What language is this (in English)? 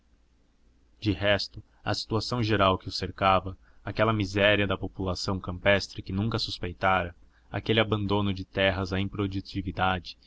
Portuguese